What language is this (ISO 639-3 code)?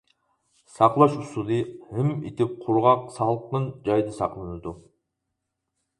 uig